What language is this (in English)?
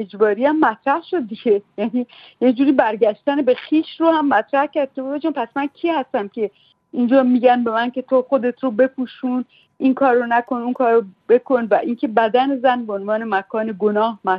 Persian